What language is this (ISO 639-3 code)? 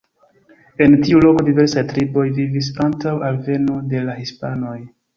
epo